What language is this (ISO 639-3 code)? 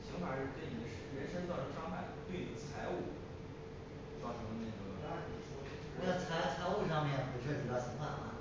zho